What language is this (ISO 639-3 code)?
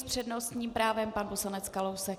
ces